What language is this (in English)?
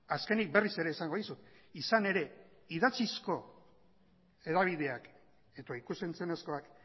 Basque